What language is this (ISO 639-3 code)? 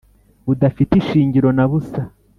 kin